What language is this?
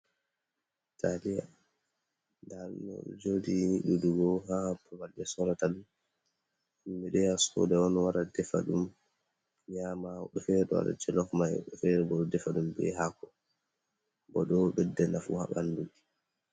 Fula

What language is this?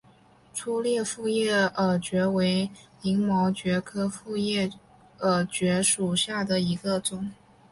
Chinese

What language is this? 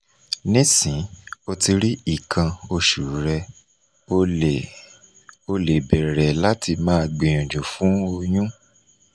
Yoruba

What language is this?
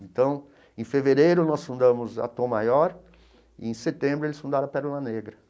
Portuguese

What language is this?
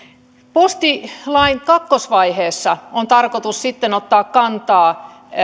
Finnish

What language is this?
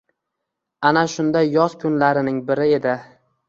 Uzbek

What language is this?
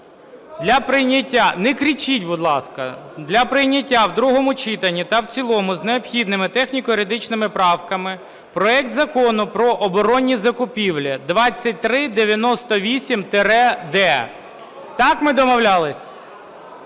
Ukrainian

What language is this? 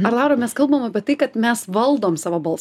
Lithuanian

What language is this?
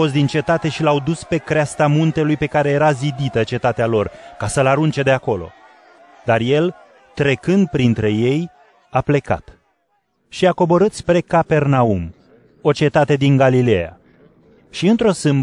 Romanian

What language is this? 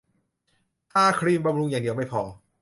Thai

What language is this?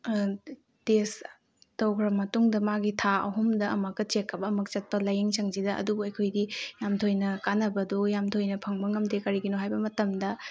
Manipuri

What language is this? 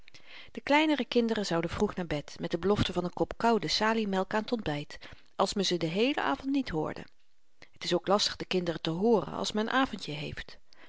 Dutch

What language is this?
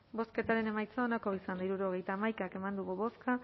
Basque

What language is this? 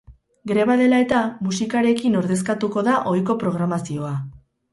Basque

